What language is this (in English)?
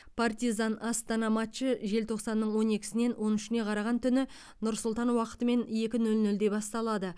Kazakh